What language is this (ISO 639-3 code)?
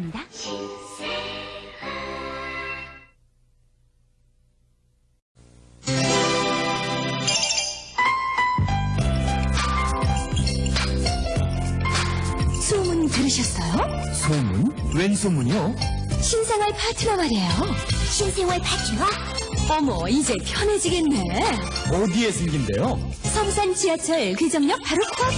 kor